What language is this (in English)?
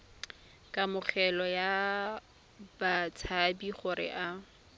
Tswana